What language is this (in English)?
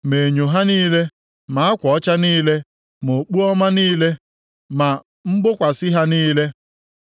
Igbo